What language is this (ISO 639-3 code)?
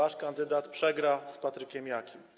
pol